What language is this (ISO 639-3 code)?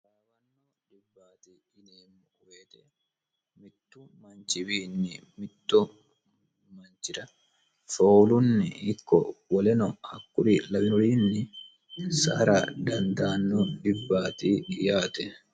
sid